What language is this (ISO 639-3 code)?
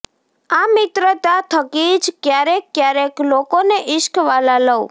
guj